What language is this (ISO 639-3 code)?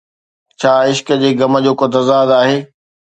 snd